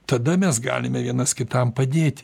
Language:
Lithuanian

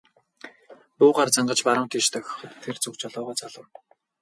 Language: Mongolian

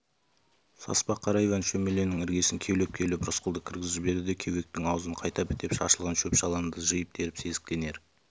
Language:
Kazakh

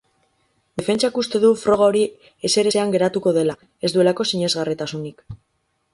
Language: Basque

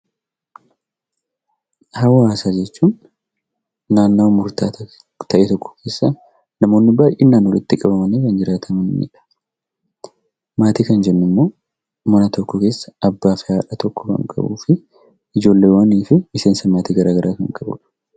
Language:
Oromo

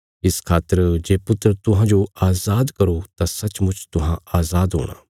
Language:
Bilaspuri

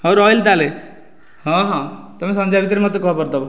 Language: Odia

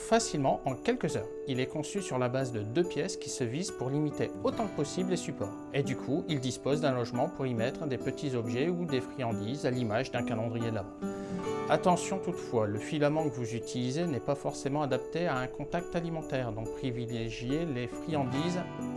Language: French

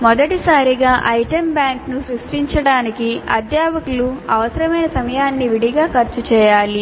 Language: Telugu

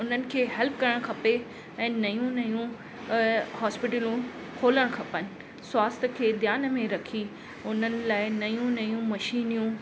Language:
Sindhi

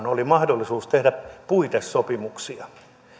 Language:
Finnish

